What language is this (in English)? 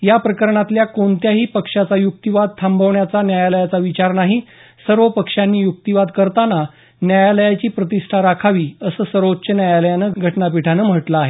Marathi